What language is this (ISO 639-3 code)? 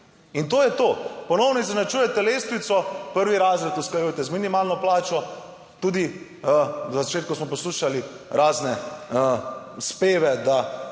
slv